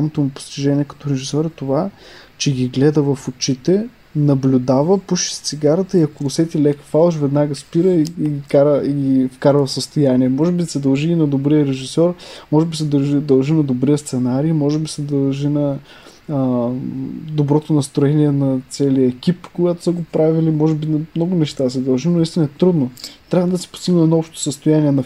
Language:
Bulgarian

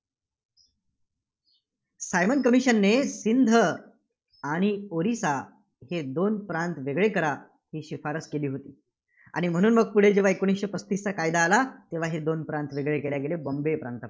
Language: Marathi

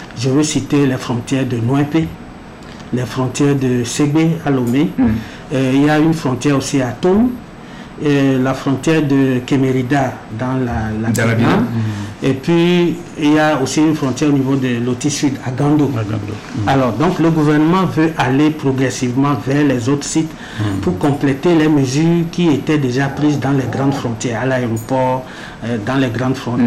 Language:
French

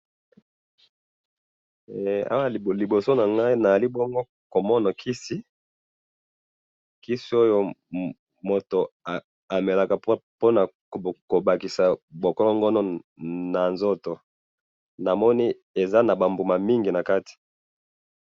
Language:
Lingala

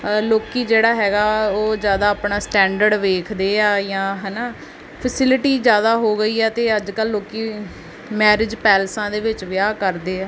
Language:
Punjabi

